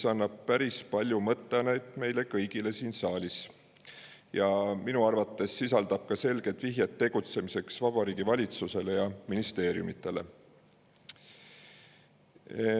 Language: Estonian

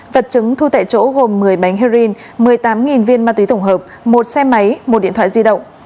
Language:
Vietnamese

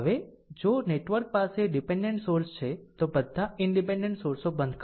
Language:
Gujarati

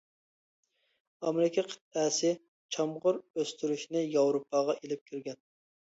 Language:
Uyghur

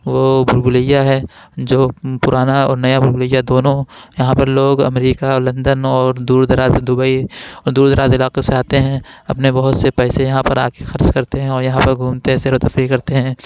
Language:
Urdu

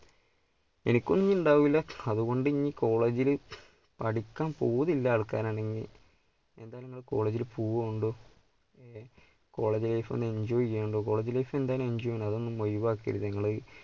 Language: Malayalam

